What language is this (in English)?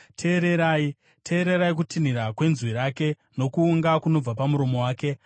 Shona